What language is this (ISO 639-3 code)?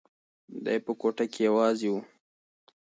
pus